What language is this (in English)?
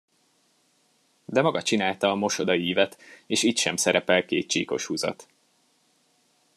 Hungarian